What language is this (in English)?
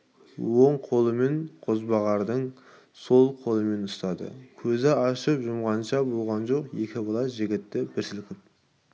Kazakh